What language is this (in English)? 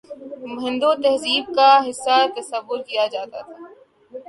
Urdu